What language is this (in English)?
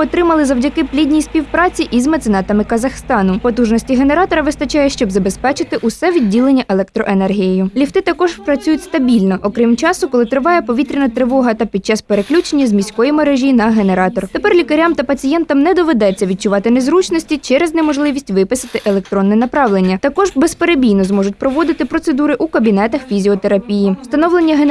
Ukrainian